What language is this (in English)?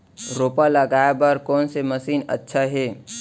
Chhattisgarhi